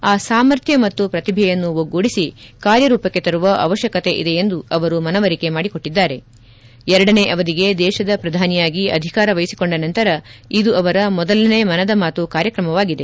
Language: Kannada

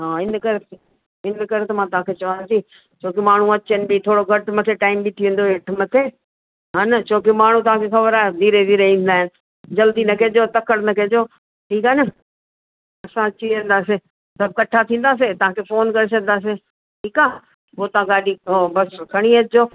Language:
Sindhi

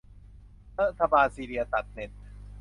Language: Thai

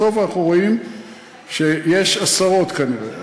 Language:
Hebrew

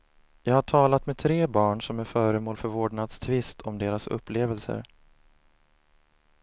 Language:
Swedish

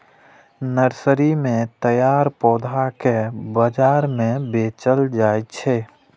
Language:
Maithili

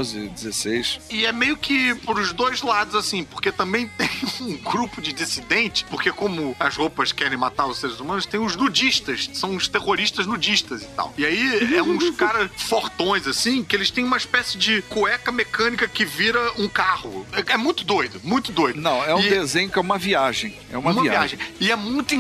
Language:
Portuguese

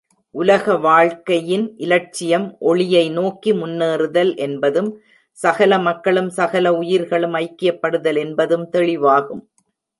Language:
Tamil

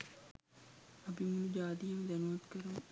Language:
Sinhala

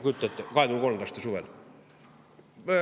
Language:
Estonian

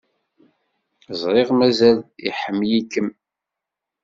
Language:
Kabyle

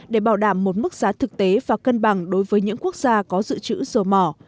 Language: Vietnamese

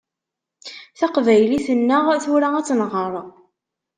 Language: Kabyle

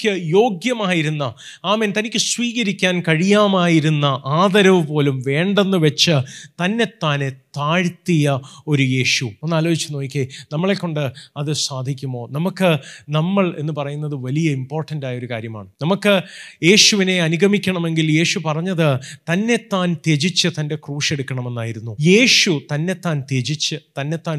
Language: Malayalam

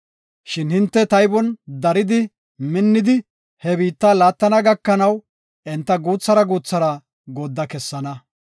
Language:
Gofa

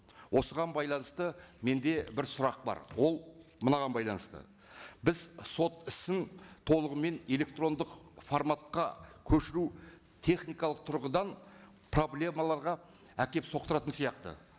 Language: Kazakh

